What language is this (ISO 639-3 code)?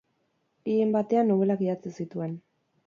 eus